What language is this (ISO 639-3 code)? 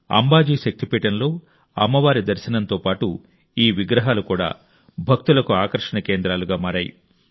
tel